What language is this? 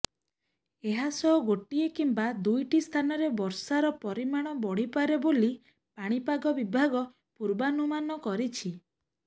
Odia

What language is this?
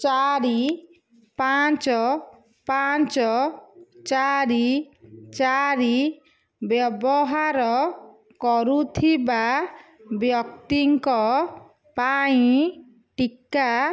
Odia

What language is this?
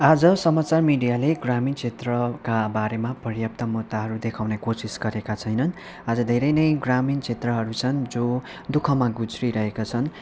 Nepali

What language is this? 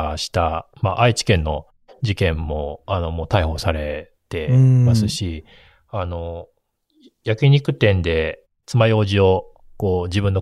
Japanese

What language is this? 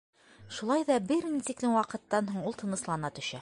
Bashkir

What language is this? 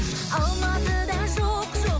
Kazakh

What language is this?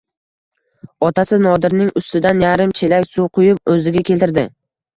Uzbek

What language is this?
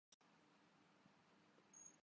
Urdu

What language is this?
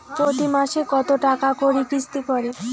Bangla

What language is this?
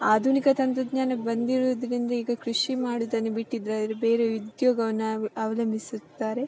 Kannada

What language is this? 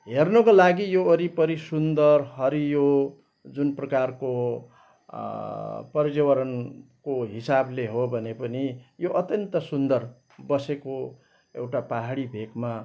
Nepali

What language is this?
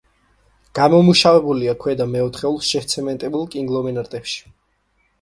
Georgian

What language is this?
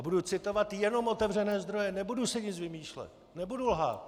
Czech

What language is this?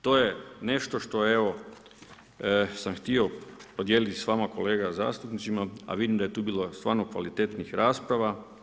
Croatian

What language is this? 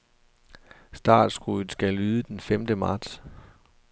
Danish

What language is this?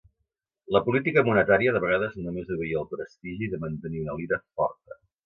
Catalan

